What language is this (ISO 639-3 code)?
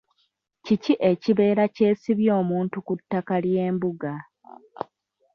lug